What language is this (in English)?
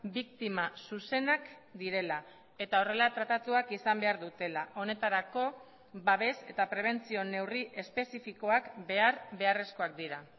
Basque